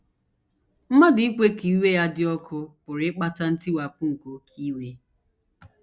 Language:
Igbo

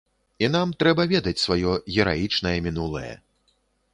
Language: Belarusian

